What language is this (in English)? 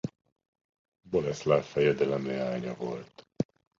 Hungarian